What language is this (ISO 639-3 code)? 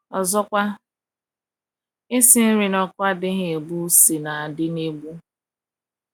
ibo